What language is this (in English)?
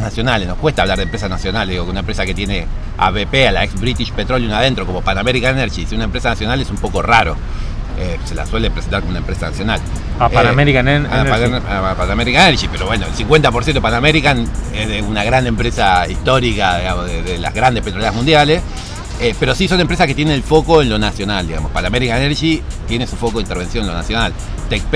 Spanish